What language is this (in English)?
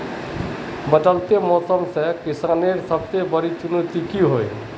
Magahi